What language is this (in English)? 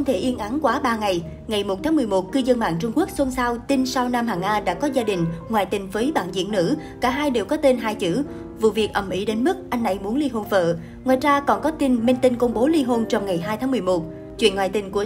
Vietnamese